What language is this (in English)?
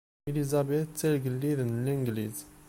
Kabyle